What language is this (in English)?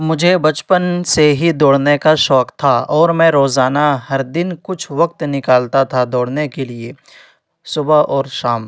Urdu